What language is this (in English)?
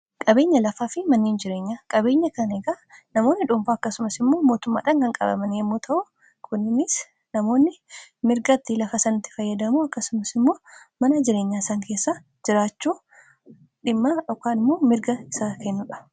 Oromo